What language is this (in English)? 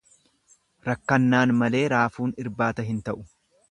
Oromo